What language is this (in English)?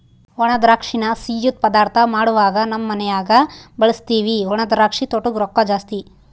Kannada